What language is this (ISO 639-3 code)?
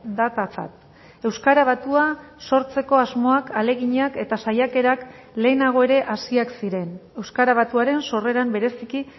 eus